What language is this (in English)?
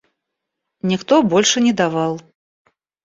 Russian